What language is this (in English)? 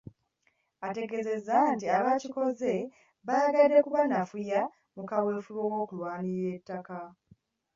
Ganda